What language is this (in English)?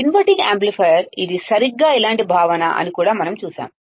Telugu